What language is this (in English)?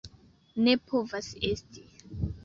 Esperanto